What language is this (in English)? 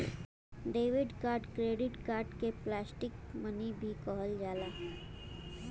Bhojpuri